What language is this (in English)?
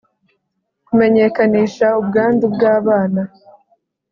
Kinyarwanda